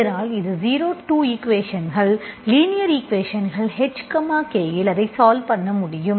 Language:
Tamil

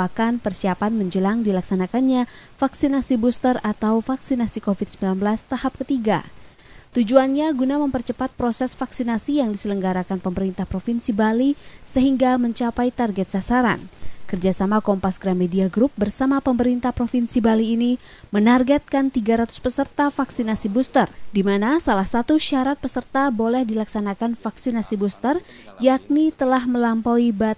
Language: Indonesian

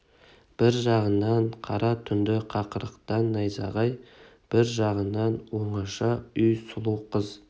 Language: Kazakh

